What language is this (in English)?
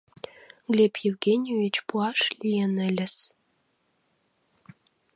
Mari